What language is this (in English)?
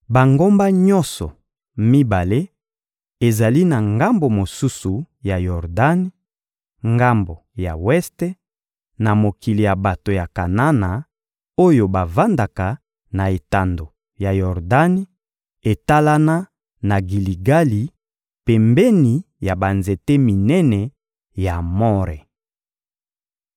Lingala